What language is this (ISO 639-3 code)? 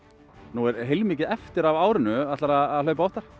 isl